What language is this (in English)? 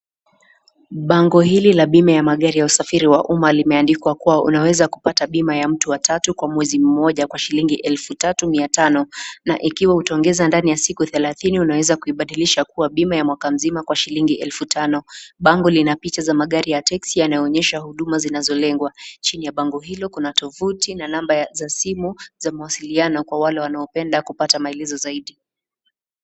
Swahili